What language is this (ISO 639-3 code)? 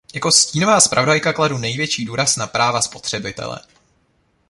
ces